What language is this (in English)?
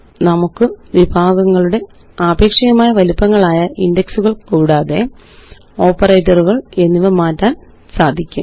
Malayalam